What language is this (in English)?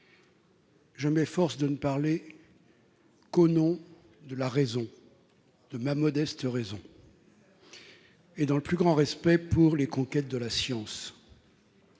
French